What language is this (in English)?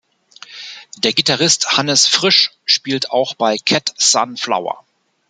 German